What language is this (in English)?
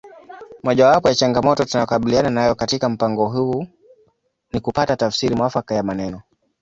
Swahili